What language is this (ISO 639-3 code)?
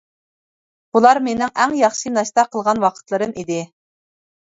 uig